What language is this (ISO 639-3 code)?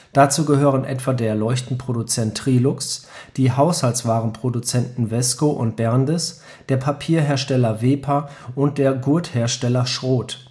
deu